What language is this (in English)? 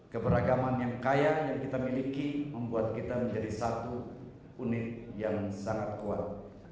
Indonesian